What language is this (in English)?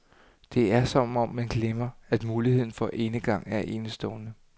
Danish